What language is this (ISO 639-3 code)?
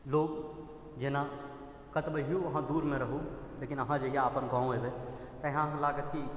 mai